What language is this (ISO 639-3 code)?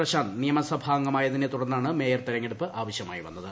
mal